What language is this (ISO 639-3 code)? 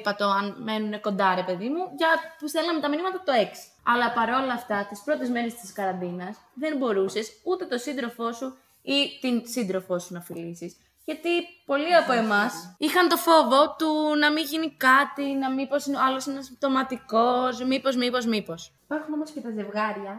ell